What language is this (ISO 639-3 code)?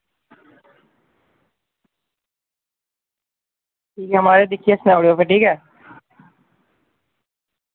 doi